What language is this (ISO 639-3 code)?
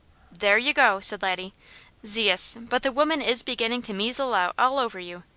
eng